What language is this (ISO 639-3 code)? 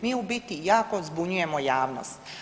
hrv